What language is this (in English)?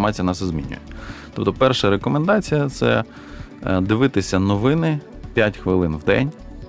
Ukrainian